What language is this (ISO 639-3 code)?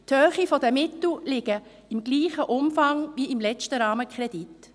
gsw